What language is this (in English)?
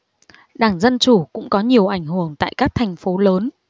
Vietnamese